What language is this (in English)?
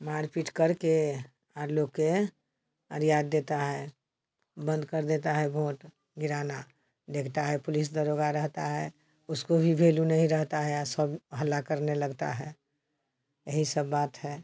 Hindi